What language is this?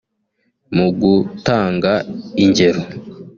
Kinyarwanda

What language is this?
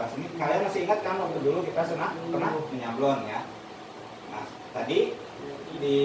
Indonesian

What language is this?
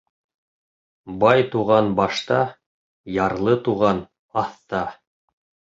Bashkir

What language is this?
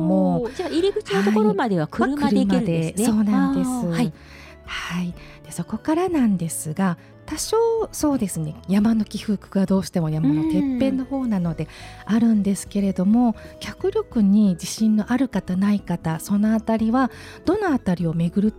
Japanese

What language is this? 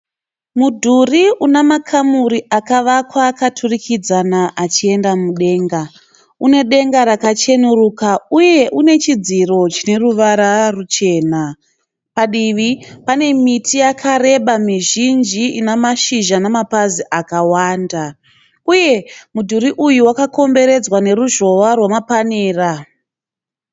Shona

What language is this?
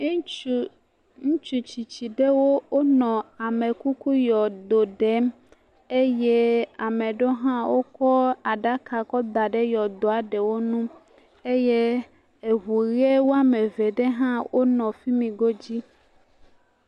Ewe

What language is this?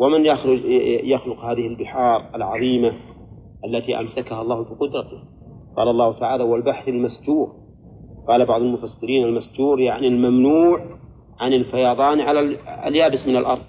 Arabic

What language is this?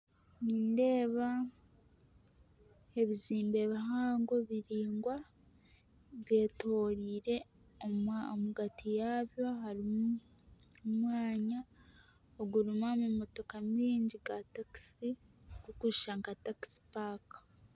Nyankole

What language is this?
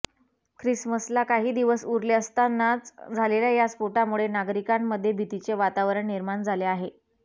Marathi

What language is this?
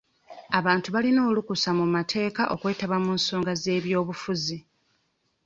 Ganda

